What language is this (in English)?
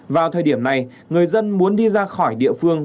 Vietnamese